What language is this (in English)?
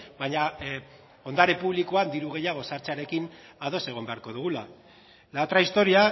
Basque